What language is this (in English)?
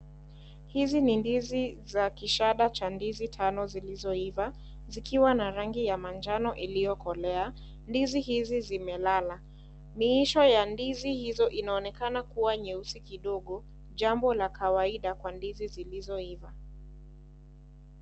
Swahili